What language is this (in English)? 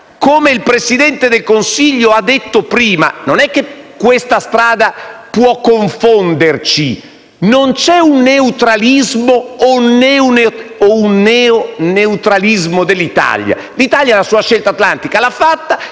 Italian